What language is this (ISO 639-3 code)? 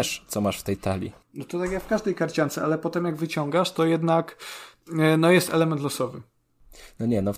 pol